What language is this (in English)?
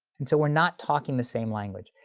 English